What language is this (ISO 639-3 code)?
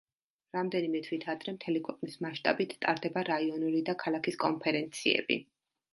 kat